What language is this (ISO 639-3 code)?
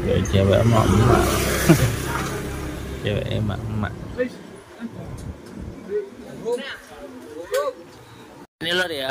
ind